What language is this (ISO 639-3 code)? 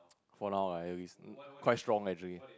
eng